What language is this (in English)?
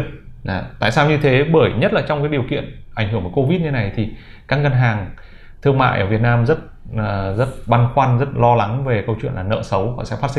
Vietnamese